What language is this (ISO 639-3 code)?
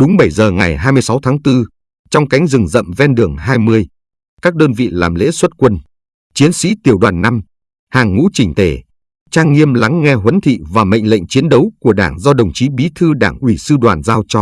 vie